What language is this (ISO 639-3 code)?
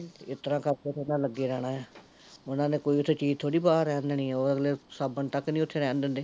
pan